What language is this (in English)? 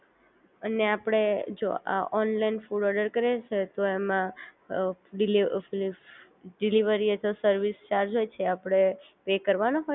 Gujarati